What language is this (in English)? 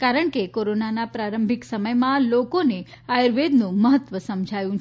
Gujarati